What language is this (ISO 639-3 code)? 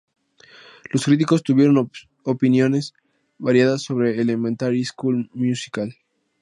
spa